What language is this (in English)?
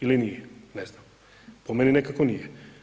Croatian